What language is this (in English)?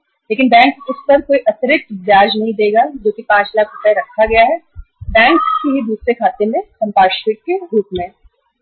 Hindi